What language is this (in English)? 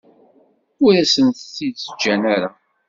Kabyle